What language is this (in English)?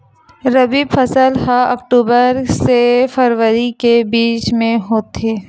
Chhattisgarhi